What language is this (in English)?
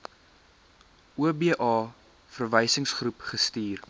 Afrikaans